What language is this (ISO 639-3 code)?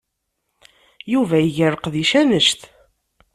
kab